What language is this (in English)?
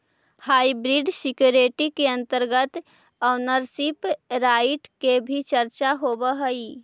Magahi